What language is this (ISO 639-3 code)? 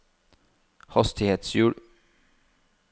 nor